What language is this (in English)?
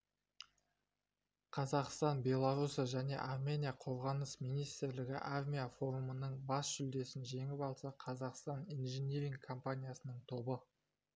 Kazakh